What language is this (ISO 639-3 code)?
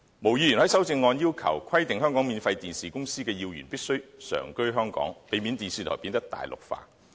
yue